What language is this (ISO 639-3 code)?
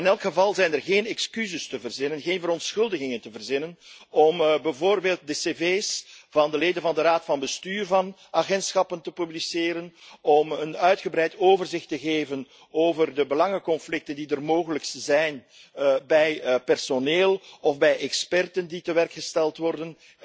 nld